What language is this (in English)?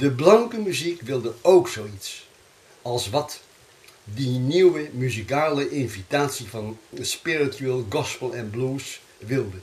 Dutch